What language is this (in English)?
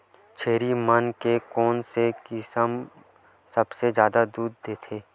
Chhattisgarhi